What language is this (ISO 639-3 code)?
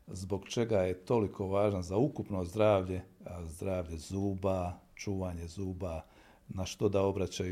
hrv